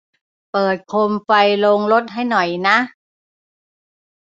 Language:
Thai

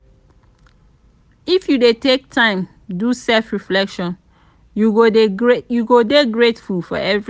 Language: Nigerian Pidgin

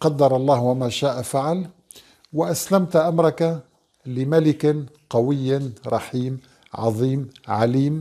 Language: Arabic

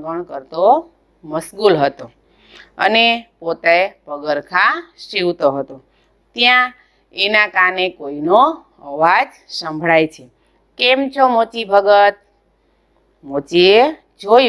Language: Romanian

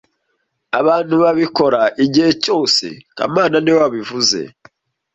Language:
Kinyarwanda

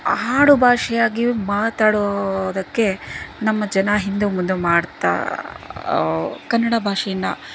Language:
Kannada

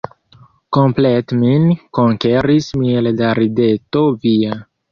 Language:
Esperanto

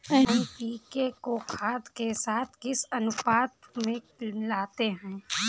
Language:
Hindi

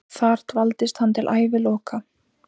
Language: Icelandic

